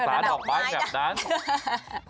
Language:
Thai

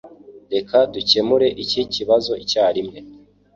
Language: Kinyarwanda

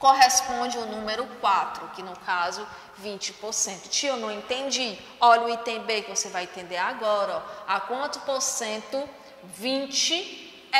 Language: Portuguese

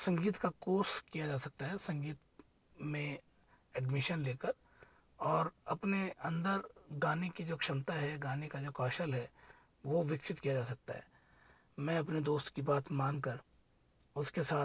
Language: Hindi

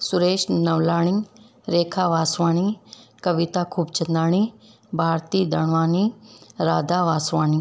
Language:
Sindhi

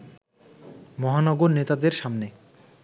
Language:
Bangla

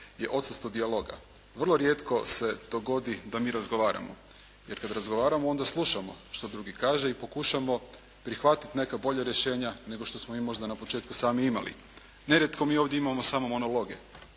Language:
Croatian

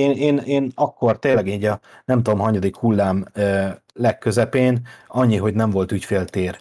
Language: Hungarian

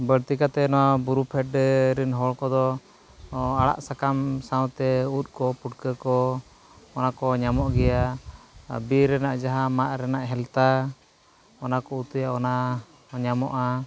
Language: Santali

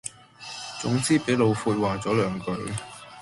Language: Cantonese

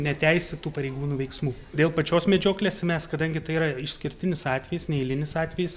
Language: Lithuanian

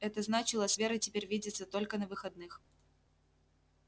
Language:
Russian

